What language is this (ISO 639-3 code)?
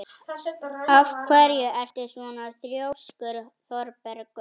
isl